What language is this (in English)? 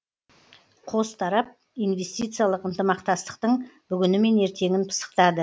Kazakh